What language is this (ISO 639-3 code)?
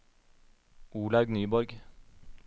nor